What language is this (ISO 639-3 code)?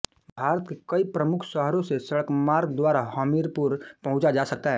hin